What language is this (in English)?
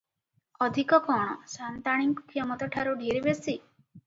Odia